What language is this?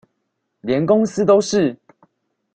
Chinese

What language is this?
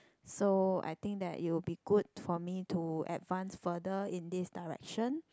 English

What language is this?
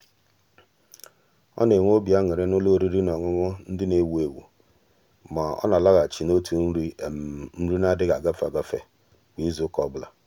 Igbo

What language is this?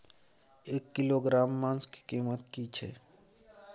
Maithili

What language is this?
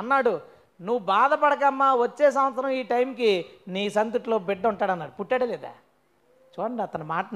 Telugu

